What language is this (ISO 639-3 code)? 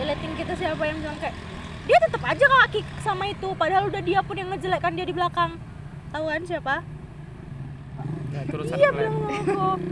ind